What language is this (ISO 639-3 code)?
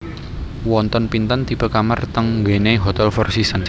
jav